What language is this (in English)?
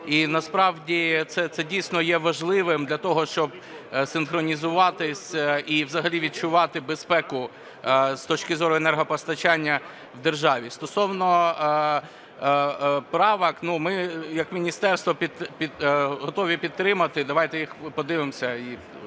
Ukrainian